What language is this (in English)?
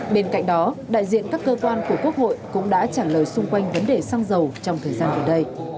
Vietnamese